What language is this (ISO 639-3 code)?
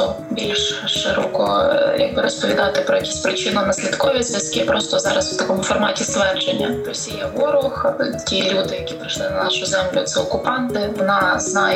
ukr